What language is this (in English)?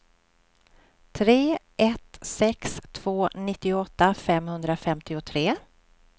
Swedish